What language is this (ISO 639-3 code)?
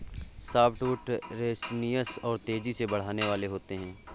hin